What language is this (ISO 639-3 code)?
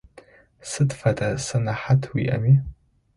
ady